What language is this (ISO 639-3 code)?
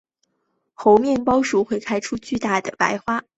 zho